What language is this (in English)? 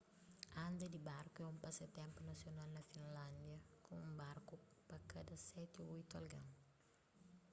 Kabuverdianu